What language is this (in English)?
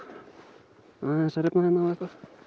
Icelandic